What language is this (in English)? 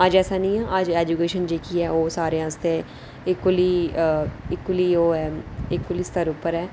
Dogri